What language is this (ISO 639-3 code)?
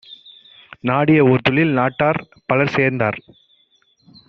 tam